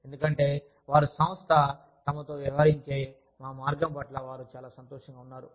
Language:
Telugu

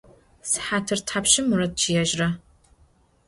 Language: Adyghe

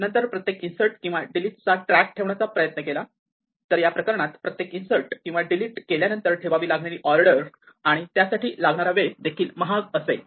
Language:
Marathi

